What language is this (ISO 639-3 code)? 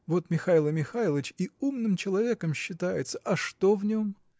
rus